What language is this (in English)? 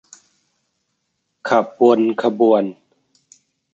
Thai